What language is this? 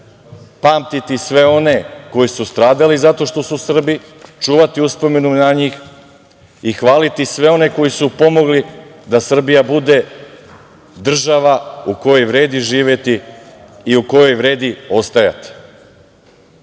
Serbian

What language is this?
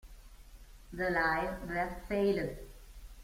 Italian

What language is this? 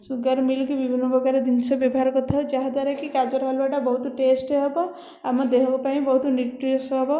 Odia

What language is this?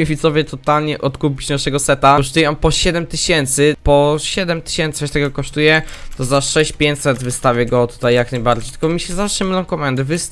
Polish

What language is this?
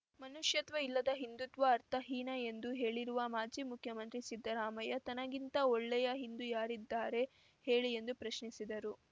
Kannada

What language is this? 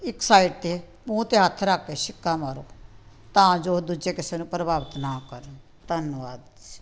Punjabi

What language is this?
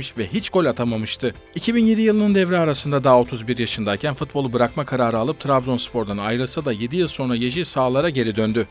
Turkish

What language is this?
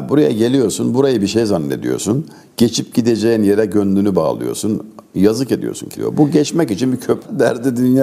Turkish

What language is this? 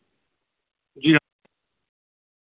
Maithili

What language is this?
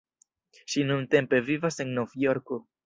Esperanto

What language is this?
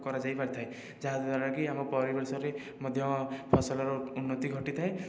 Odia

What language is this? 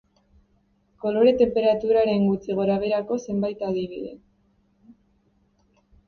Basque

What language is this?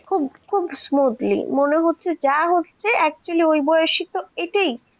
Bangla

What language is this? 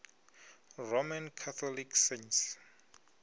Venda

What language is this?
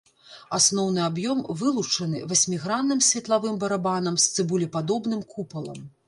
Belarusian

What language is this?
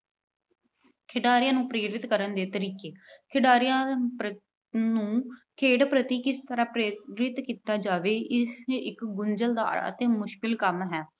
Punjabi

